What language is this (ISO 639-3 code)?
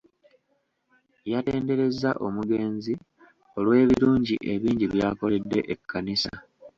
lug